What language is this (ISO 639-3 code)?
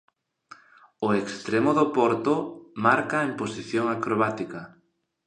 glg